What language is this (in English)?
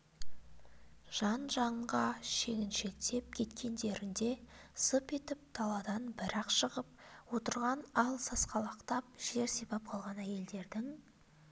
Kazakh